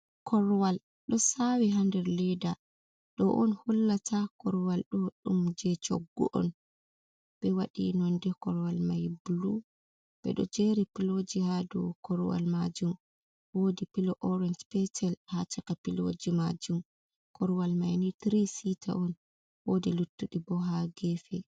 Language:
Fula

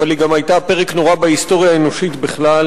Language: Hebrew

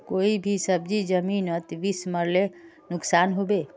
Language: Magahi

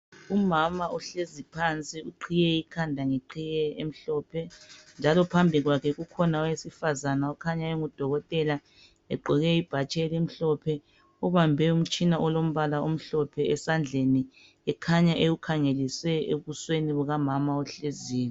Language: North Ndebele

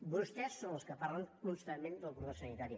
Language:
Catalan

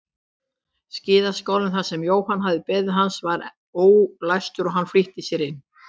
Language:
Icelandic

